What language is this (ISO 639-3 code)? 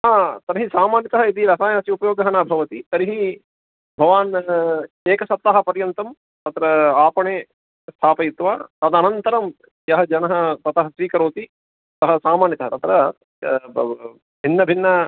san